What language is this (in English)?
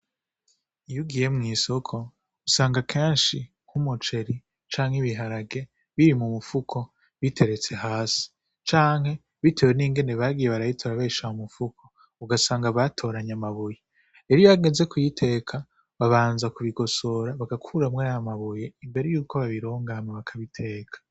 Rundi